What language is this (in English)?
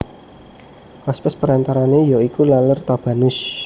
Javanese